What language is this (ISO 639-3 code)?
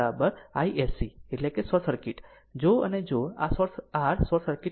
guj